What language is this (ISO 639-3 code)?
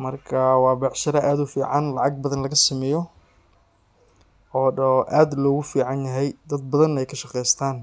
som